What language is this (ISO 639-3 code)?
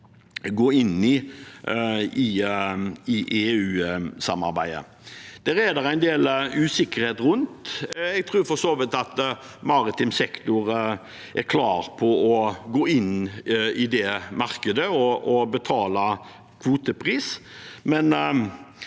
nor